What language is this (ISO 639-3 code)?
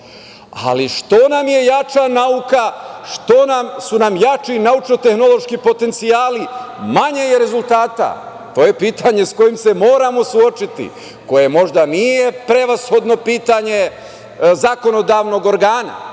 srp